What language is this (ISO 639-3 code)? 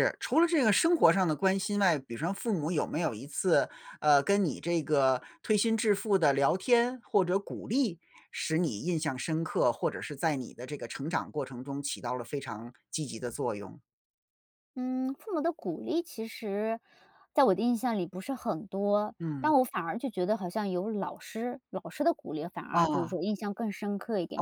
zho